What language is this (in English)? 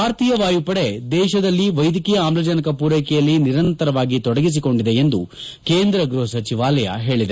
Kannada